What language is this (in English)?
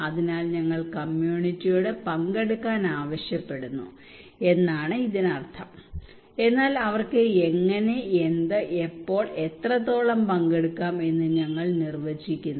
Malayalam